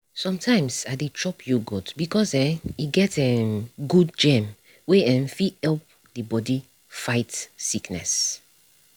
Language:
Nigerian Pidgin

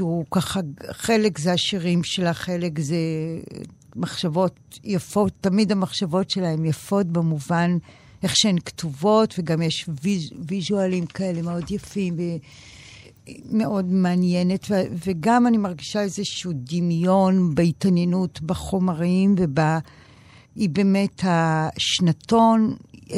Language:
Hebrew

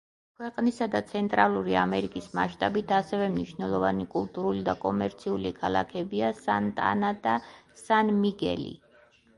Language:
Georgian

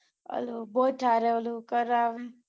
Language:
Gujarati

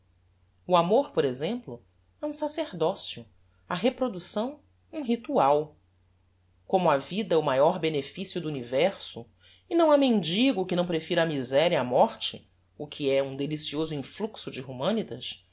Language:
Portuguese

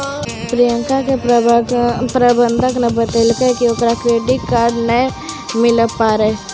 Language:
Maithili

